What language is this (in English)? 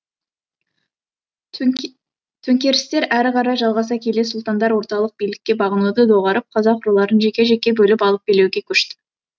Kazakh